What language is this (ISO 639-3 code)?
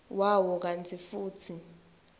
ssw